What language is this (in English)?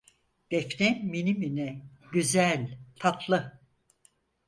Turkish